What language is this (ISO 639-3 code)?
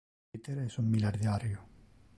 ina